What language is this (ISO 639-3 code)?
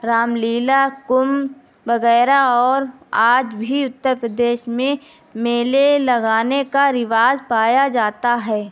urd